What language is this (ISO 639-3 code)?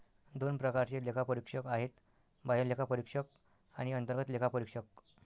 mar